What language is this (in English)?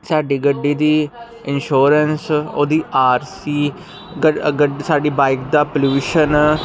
Punjabi